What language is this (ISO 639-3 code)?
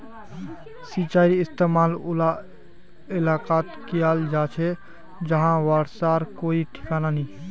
mag